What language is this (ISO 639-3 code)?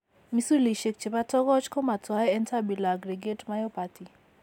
kln